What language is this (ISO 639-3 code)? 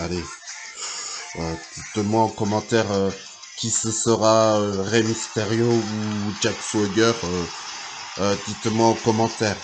fra